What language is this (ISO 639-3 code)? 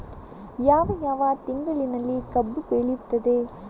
kan